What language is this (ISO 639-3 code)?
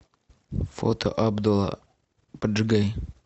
rus